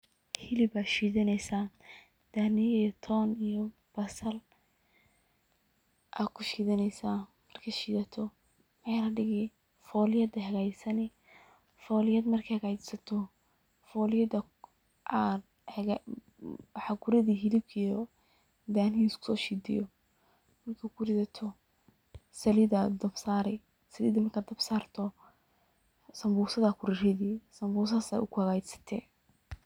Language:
Somali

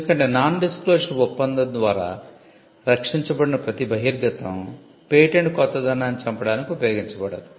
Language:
Telugu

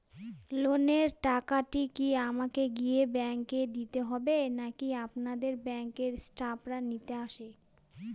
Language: Bangla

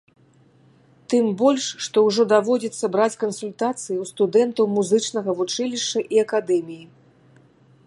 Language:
Belarusian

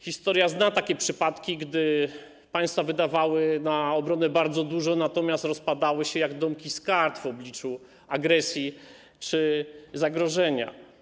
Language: Polish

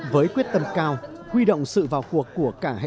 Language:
Vietnamese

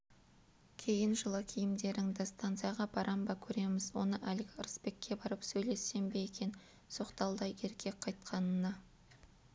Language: Kazakh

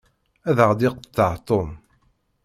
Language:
Kabyle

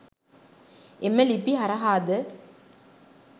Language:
Sinhala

